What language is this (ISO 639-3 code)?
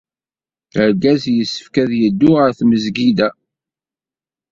kab